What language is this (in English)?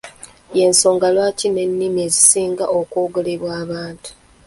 Ganda